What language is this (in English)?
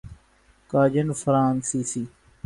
Urdu